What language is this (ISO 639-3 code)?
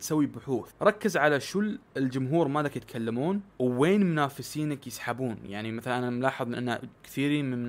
ara